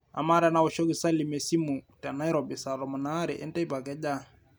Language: Masai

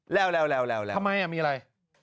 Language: Thai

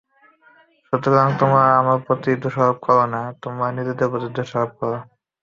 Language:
Bangla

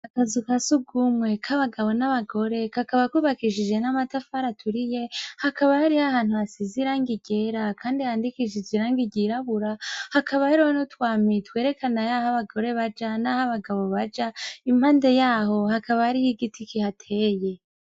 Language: Rundi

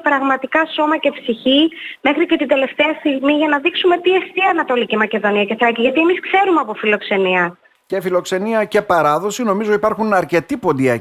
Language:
Greek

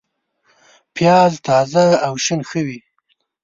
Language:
Pashto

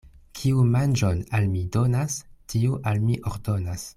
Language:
Esperanto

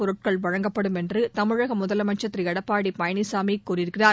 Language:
Tamil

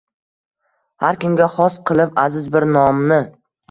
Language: Uzbek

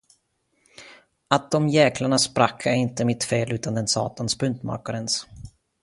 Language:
Swedish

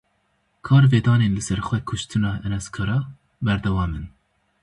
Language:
Kurdish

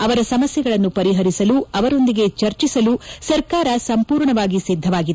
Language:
Kannada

